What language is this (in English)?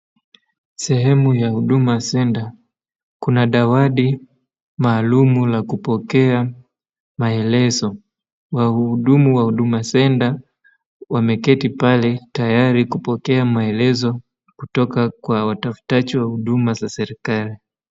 Swahili